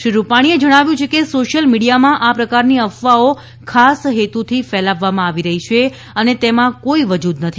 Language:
Gujarati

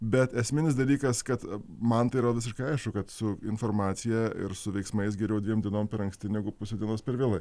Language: Lithuanian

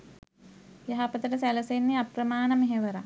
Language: Sinhala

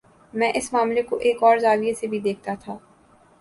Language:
Urdu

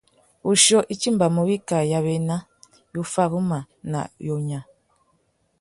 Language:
Tuki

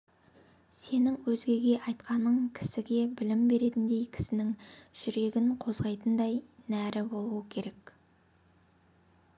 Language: Kazakh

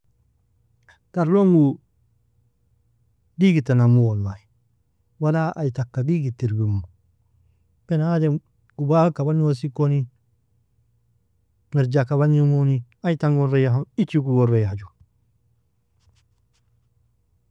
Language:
Nobiin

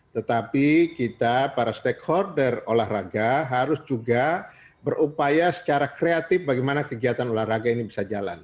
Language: Indonesian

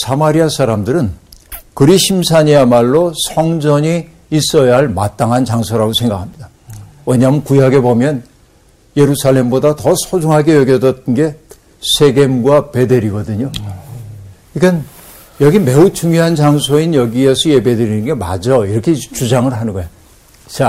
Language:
Korean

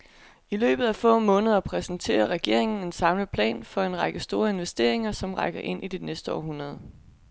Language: Danish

